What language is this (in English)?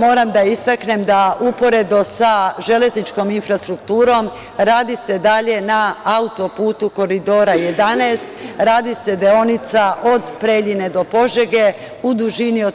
Serbian